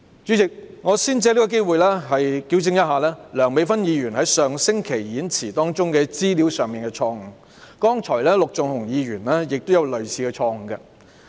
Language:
Cantonese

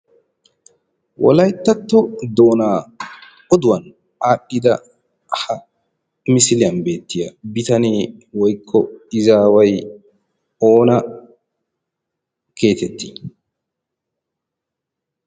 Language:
Wolaytta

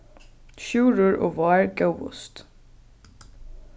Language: Faroese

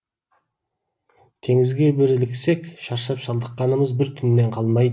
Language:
Kazakh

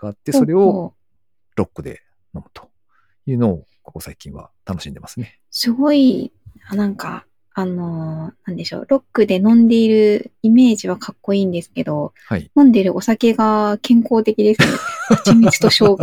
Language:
Japanese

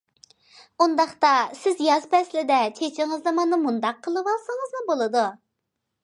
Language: Uyghur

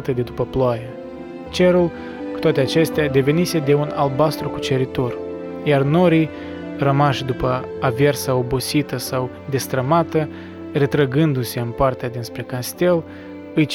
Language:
Romanian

